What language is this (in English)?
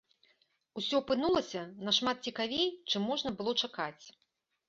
Belarusian